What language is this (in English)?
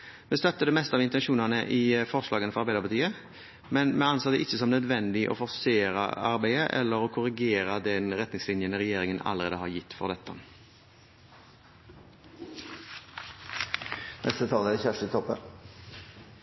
Norwegian